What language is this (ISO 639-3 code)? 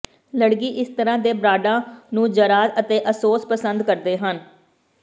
pan